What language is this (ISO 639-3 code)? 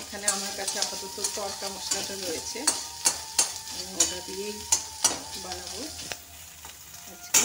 hin